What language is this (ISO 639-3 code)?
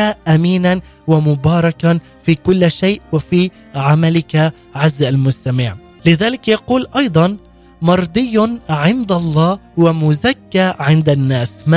ara